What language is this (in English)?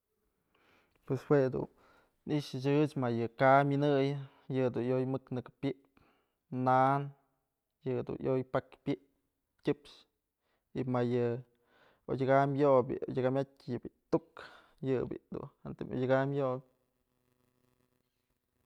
Mazatlán Mixe